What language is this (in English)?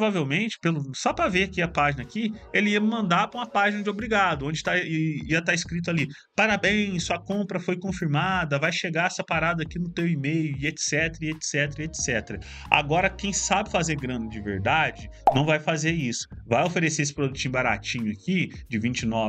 Portuguese